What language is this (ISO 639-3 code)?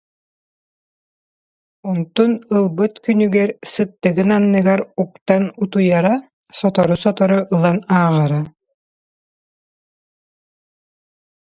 sah